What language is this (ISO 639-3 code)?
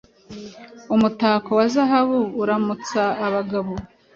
kin